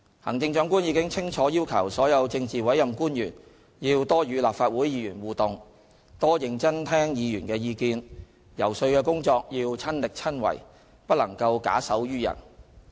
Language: Cantonese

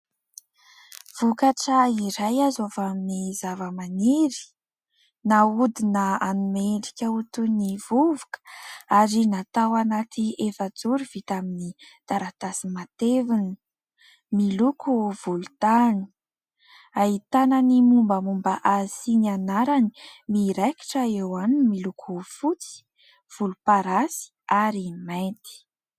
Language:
Malagasy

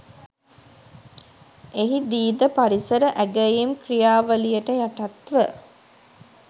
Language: Sinhala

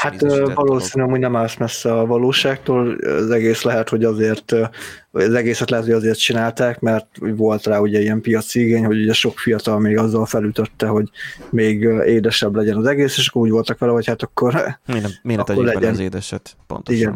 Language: Hungarian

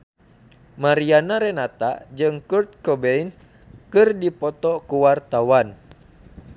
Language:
Sundanese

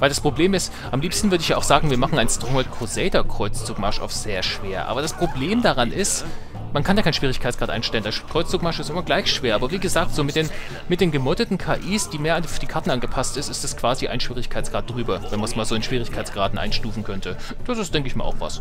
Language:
German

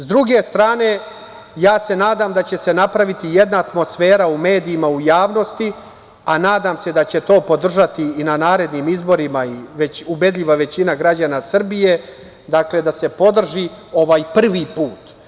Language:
Serbian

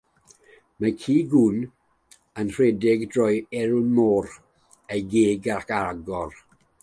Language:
Welsh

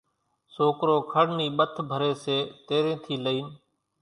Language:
Kachi Koli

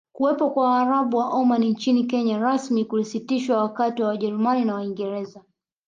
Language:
Swahili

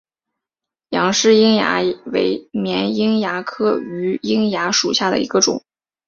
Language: Chinese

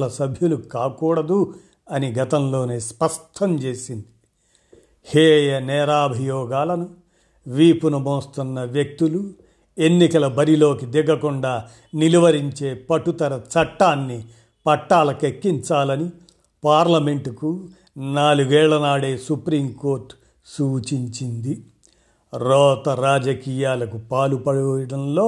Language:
Telugu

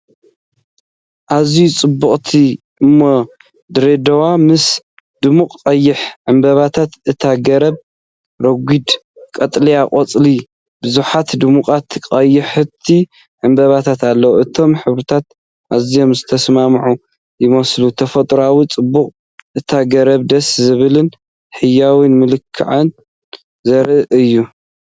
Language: Tigrinya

